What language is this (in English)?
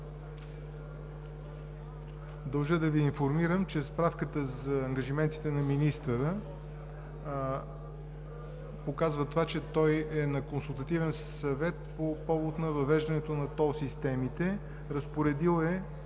Bulgarian